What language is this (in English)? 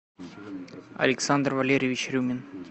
Russian